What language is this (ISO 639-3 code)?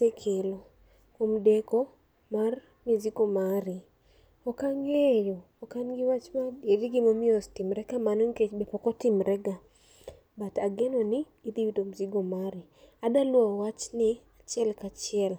luo